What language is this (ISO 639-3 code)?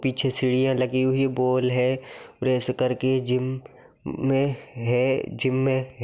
mag